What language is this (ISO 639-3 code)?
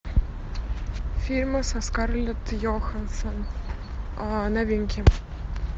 rus